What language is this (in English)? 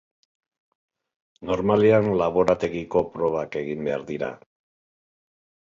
Basque